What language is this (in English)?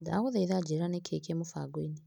Kikuyu